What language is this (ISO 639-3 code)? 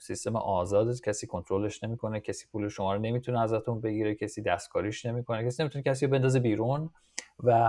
fas